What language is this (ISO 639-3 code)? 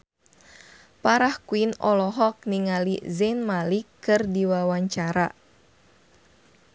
sun